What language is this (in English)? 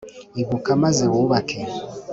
Kinyarwanda